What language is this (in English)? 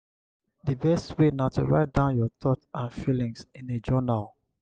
Nigerian Pidgin